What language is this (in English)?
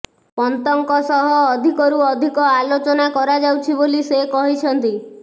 Odia